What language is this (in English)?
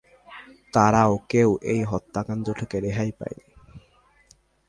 Bangla